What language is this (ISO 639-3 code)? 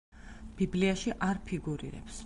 kat